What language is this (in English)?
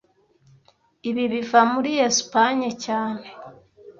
Kinyarwanda